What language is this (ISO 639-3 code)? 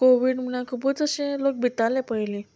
kok